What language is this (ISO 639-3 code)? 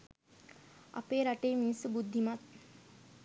sin